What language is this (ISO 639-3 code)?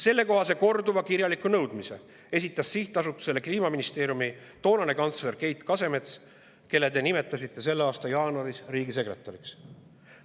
est